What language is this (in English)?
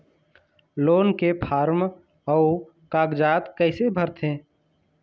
Chhattisgarhi